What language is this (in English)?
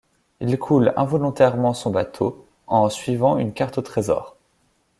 French